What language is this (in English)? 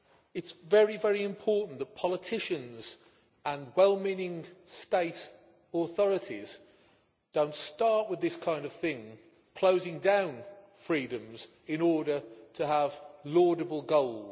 English